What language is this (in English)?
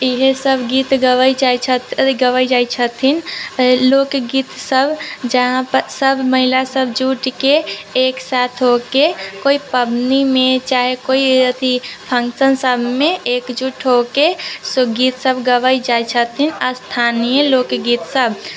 Maithili